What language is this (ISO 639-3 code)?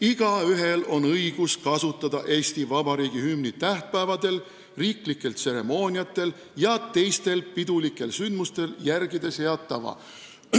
est